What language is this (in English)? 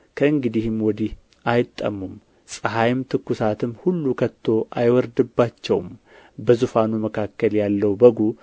Amharic